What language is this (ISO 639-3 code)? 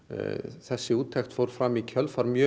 isl